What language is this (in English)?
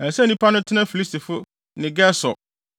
Akan